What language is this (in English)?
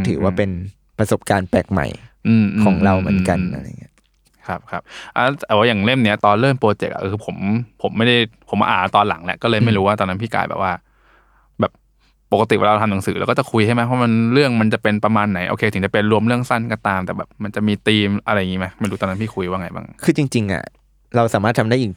Thai